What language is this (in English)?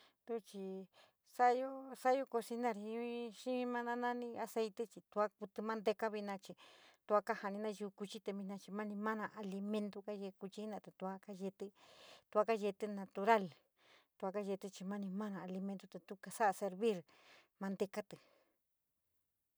San Miguel El Grande Mixtec